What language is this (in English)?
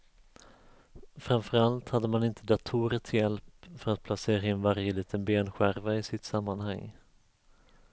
Swedish